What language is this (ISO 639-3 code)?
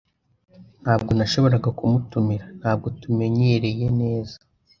kin